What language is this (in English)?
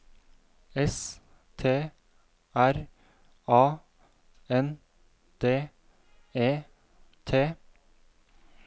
Norwegian